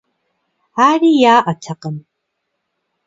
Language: Kabardian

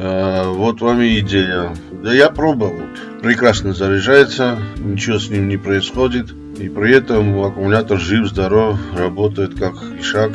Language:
Russian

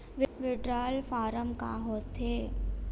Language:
Chhattisgarhi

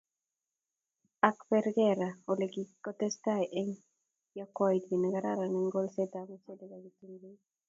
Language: Kalenjin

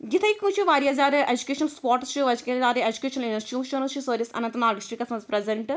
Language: Kashmiri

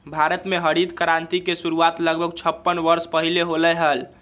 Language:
Magahi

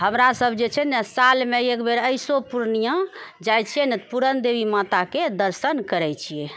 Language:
Maithili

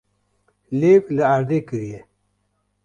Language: Kurdish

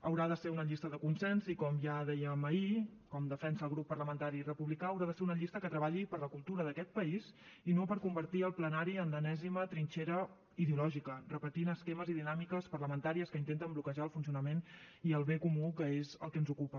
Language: Catalan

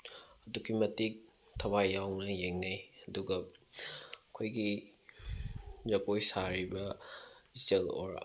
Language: Manipuri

